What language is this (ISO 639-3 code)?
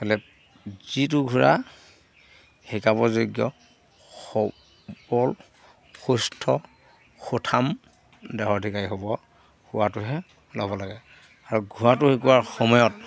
asm